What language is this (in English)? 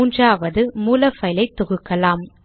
Tamil